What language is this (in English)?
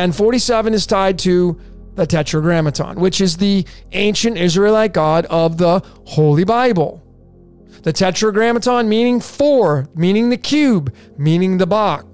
English